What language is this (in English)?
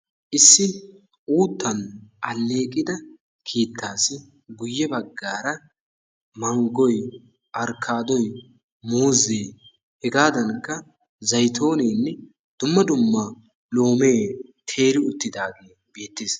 Wolaytta